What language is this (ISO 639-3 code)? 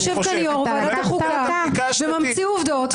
heb